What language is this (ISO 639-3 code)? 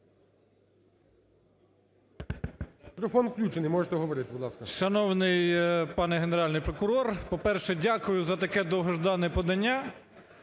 ukr